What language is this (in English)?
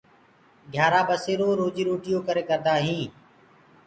Gurgula